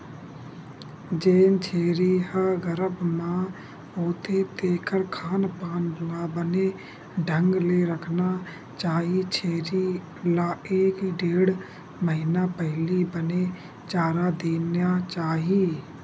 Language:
Chhattisgarhi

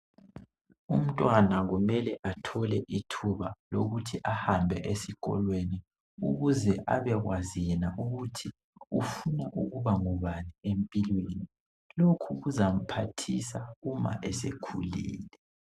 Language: North Ndebele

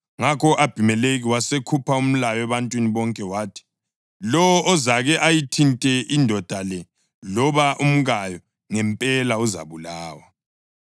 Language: North Ndebele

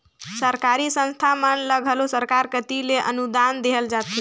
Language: Chhattisgarhi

